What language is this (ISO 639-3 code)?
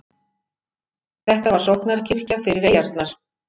isl